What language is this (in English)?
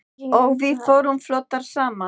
Icelandic